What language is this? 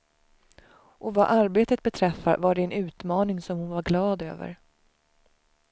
Swedish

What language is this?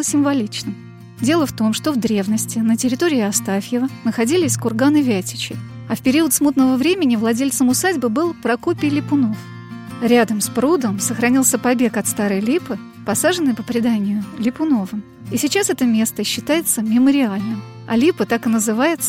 Russian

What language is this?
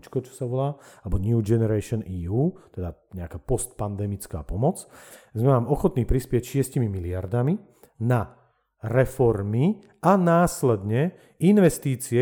Slovak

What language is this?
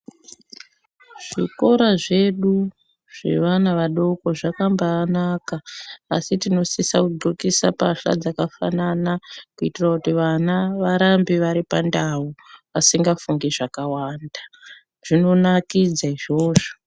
Ndau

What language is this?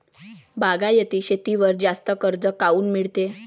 Marathi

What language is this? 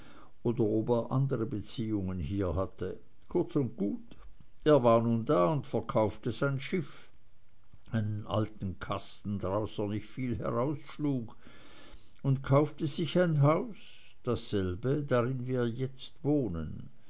German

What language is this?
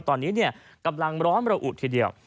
Thai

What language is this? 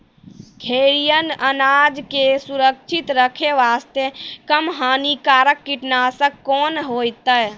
Maithili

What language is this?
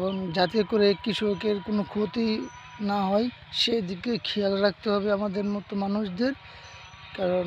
Arabic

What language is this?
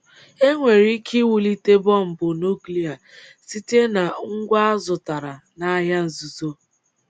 Igbo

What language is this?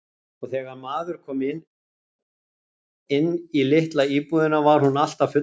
Icelandic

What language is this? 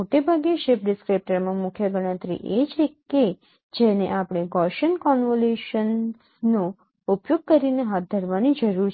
Gujarati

